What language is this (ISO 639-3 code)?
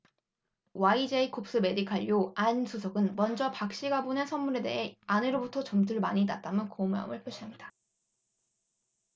kor